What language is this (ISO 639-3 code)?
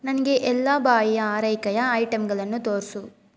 kan